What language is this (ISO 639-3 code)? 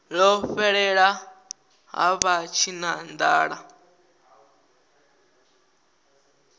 ven